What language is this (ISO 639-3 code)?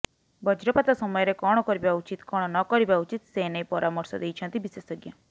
ori